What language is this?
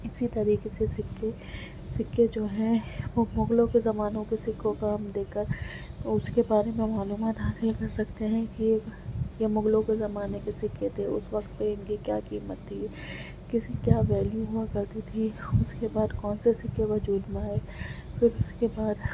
Urdu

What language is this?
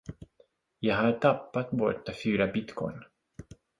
Swedish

